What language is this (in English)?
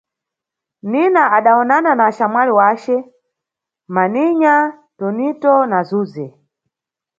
Nyungwe